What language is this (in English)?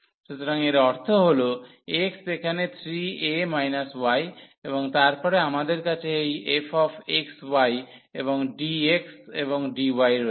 Bangla